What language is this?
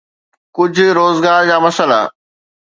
Sindhi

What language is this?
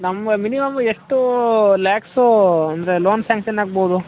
Kannada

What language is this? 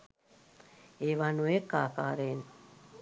Sinhala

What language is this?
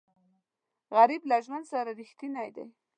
Pashto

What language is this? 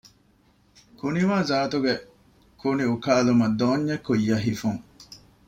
Divehi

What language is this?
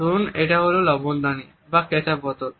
Bangla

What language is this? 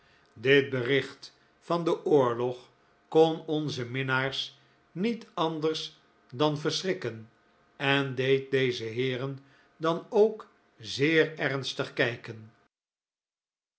Dutch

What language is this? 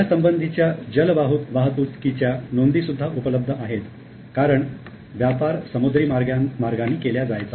Marathi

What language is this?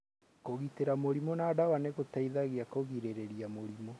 Kikuyu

